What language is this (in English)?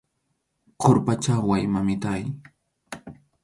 Arequipa-La Unión Quechua